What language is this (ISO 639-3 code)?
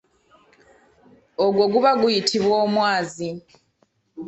lug